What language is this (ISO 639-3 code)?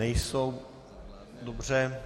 ces